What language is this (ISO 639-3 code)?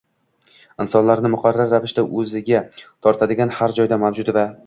uzb